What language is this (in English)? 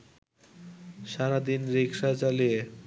Bangla